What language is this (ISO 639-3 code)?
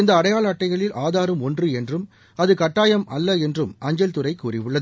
tam